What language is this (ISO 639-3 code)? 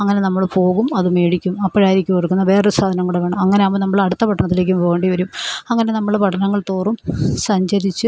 mal